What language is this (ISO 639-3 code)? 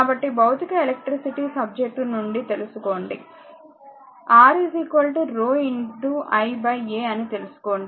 tel